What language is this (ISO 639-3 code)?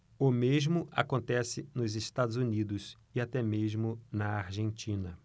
por